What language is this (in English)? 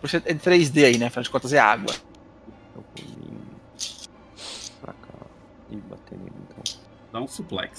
Portuguese